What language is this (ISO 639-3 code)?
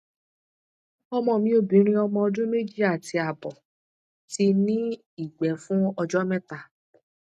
yor